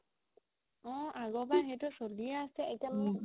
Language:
Assamese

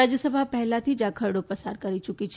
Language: Gujarati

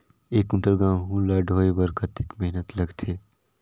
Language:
Chhattisgarhi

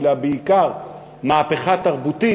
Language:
Hebrew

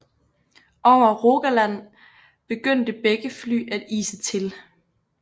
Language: Danish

